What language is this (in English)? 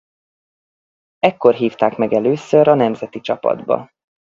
Hungarian